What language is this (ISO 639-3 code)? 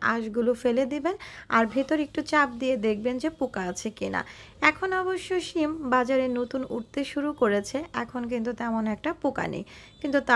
hin